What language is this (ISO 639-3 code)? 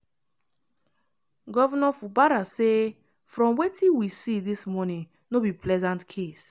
pcm